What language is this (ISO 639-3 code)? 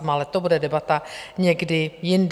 ces